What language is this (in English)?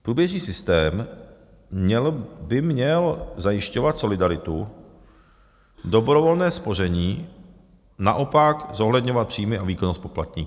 Czech